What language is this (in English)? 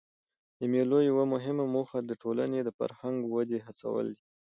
Pashto